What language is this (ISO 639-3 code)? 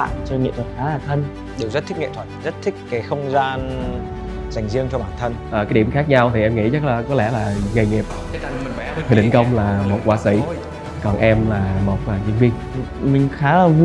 vie